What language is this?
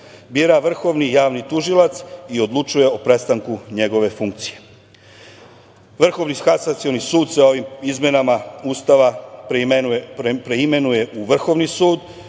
Serbian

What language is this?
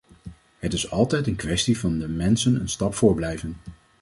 Dutch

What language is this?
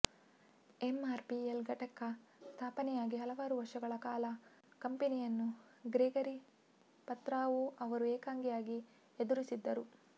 Kannada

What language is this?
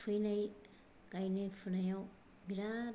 Bodo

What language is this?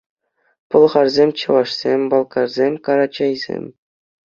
Chuvash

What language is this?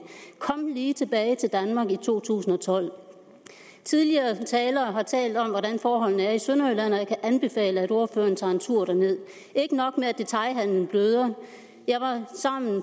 Danish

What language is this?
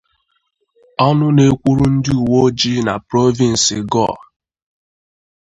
Igbo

